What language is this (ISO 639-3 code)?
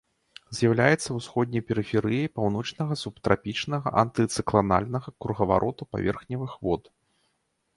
bel